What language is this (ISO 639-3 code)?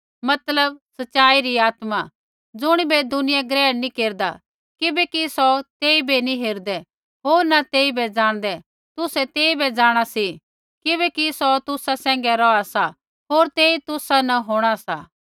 kfx